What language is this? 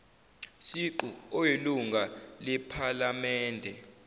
Zulu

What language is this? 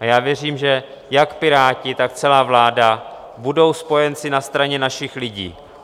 Czech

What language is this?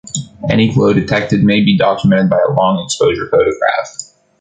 English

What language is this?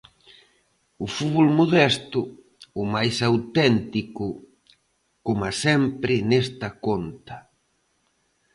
Galician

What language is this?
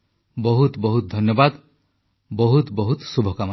Odia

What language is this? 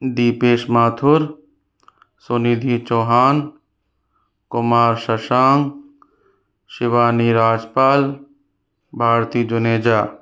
Hindi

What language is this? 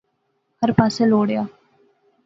Pahari-Potwari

